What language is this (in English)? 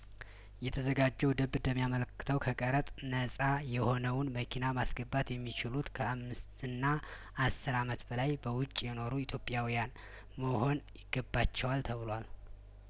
Amharic